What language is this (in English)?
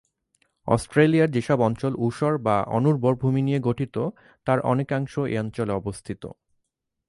Bangla